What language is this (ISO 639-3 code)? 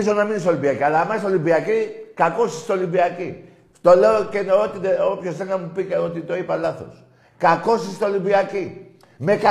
ell